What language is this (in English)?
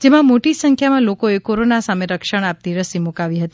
Gujarati